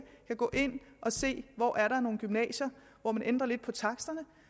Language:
Danish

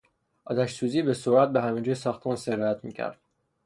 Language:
Persian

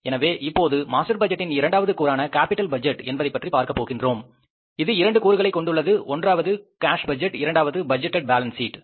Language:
Tamil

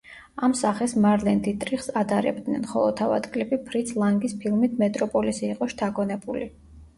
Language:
Georgian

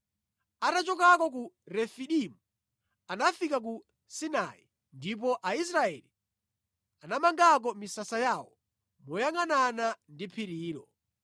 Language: Nyanja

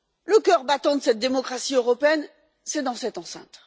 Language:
French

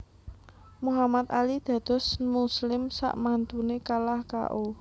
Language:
Javanese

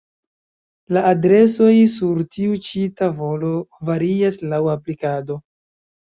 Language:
Esperanto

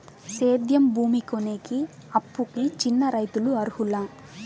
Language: Telugu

